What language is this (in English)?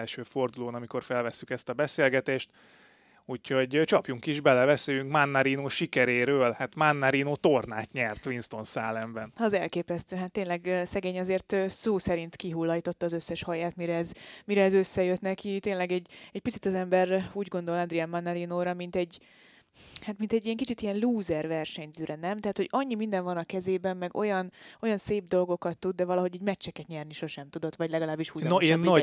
Hungarian